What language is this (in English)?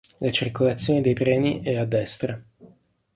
Italian